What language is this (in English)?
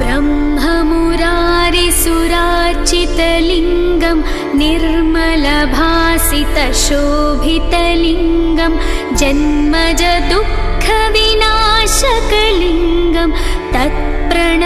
Hindi